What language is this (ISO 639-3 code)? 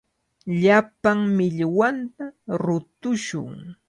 qvl